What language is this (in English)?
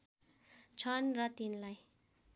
Nepali